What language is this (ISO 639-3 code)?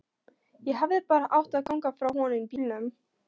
isl